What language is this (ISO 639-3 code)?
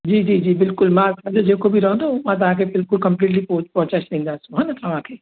snd